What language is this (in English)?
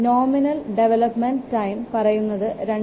Malayalam